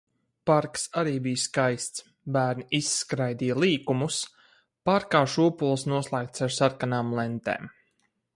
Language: Latvian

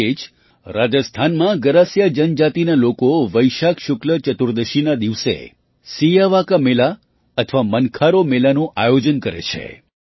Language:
Gujarati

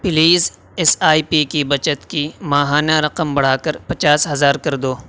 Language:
Urdu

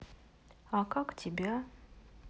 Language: Russian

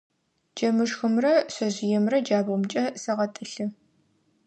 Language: Adyghe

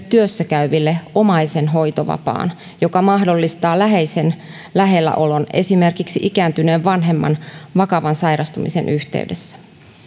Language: Finnish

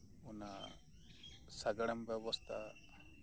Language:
Santali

